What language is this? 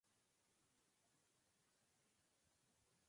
Spanish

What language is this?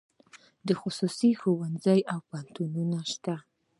Pashto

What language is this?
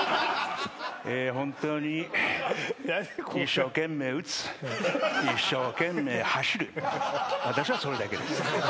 Japanese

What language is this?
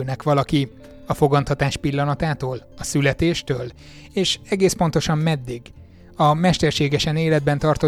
Hungarian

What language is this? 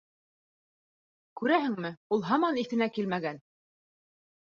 Bashkir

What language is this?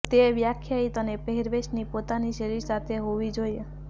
Gujarati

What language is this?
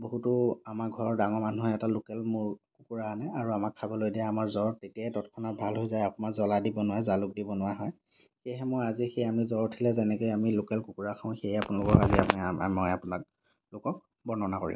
Assamese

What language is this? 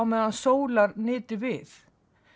Icelandic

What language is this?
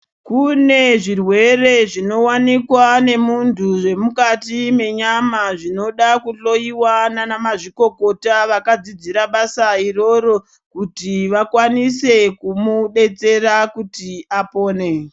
Ndau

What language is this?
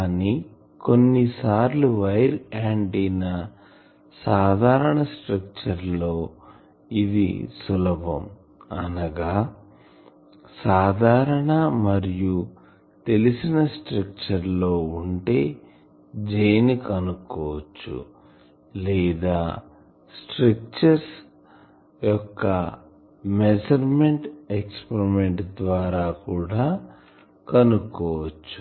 Telugu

